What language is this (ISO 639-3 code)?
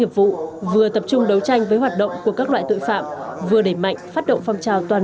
vie